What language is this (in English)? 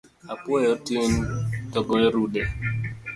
Luo (Kenya and Tanzania)